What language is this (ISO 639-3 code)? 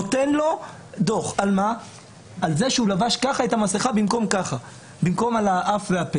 heb